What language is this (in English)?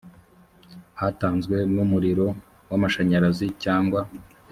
Kinyarwanda